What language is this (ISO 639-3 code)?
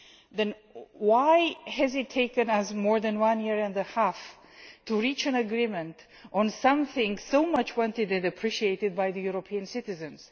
eng